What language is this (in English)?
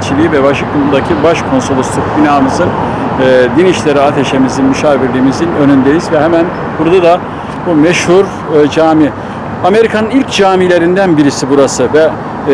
Turkish